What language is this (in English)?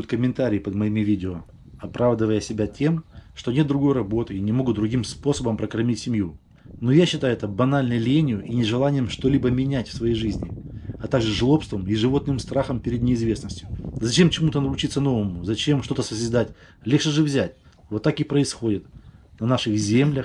Russian